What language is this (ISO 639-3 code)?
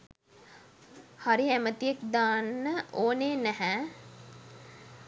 sin